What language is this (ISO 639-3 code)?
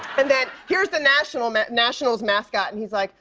eng